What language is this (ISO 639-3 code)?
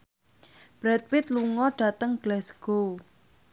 jav